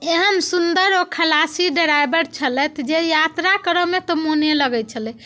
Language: Maithili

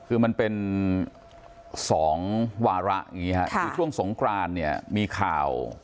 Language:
Thai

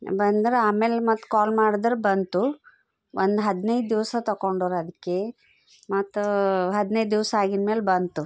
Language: Kannada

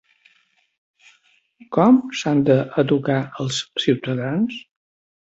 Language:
Catalan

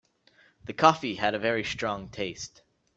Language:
English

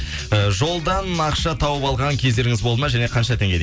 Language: Kazakh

